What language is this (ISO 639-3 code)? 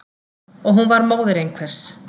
isl